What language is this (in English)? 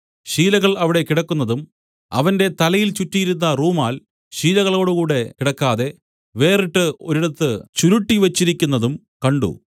Malayalam